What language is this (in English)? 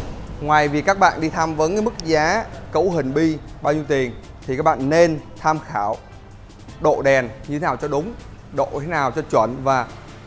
Vietnamese